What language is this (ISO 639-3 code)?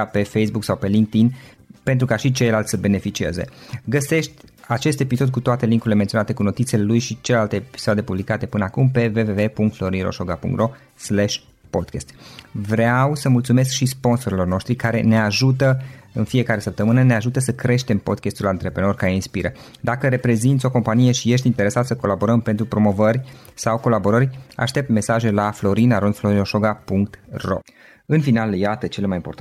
ron